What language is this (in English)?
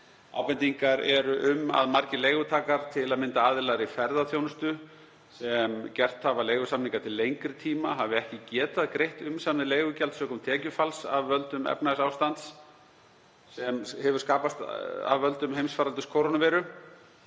Icelandic